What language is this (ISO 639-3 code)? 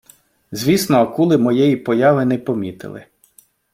ukr